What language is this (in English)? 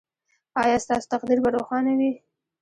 Pashto